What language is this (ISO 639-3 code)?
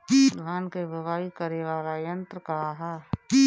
bho